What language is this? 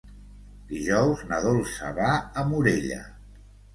Catalan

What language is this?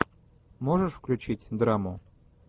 Russian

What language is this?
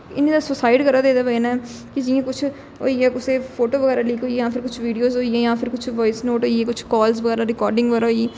Dogri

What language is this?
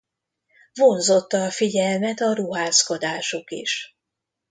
Hungarian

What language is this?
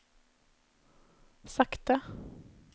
Norwegian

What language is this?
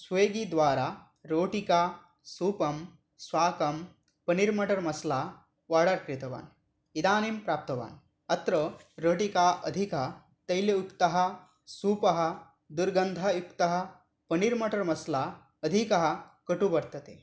Sanskrit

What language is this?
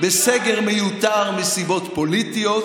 Hebrew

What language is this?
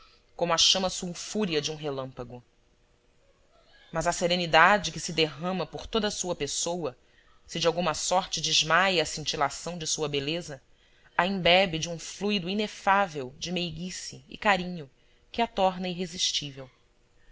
Portuguese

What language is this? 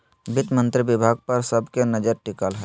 Magahi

